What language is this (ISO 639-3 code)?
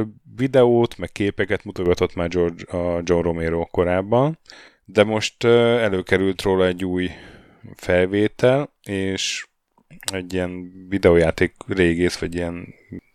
hun